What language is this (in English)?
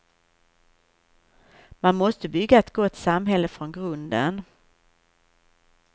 Swedish